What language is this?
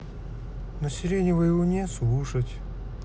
Russian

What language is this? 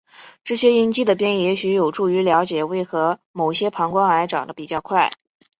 Chinese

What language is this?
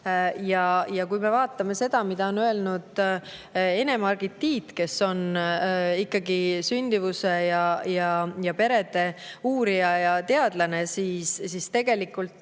Estonian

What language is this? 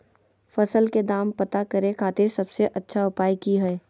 Magahi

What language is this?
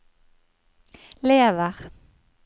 Norwegian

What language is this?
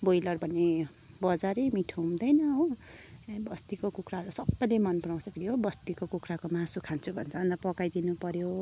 Nepali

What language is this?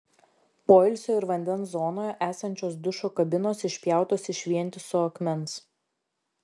Lithuanian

